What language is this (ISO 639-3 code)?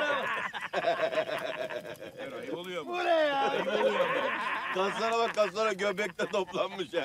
tur